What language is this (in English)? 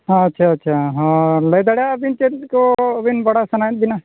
Santali